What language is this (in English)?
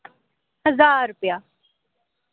Dogri